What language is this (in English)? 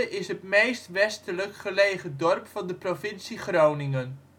Dutch